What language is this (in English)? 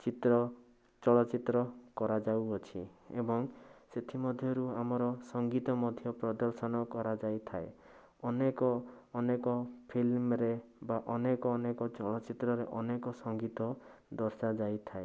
Odia